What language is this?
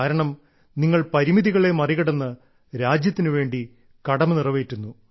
Malayalam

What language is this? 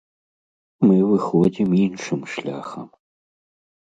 Belarusian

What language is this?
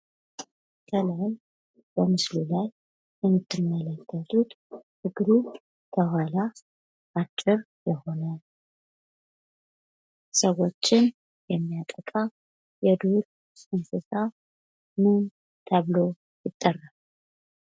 Amharic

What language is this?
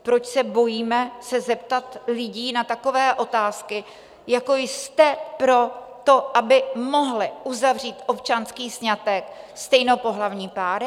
Czech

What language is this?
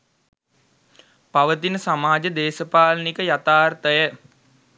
Sinhala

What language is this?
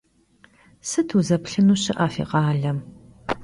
Kabardian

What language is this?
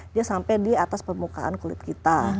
Indonesian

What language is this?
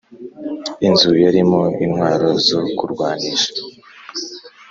Kinyarwanda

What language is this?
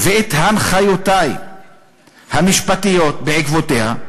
Hebrew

